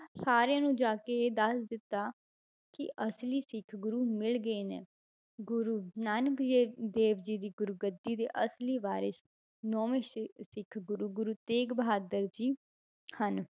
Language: Punjabi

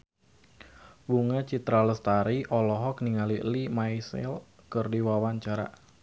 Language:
Sundanese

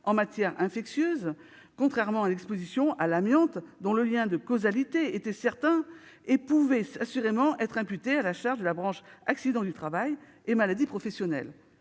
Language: French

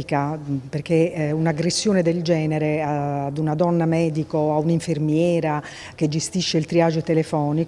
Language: Italian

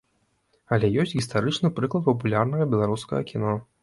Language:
Belarusian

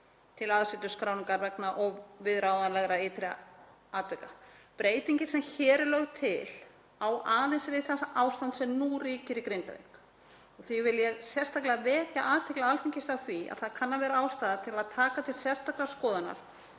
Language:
Icelandic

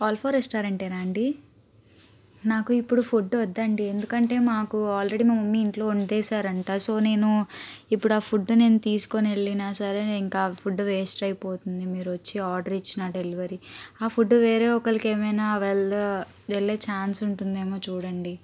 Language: Telugu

